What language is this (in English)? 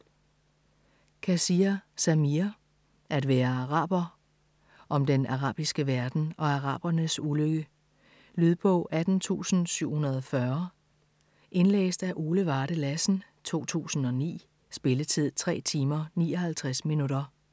Danish